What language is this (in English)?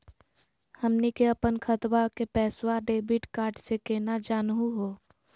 Magahi